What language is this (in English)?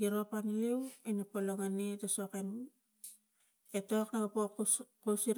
Tigak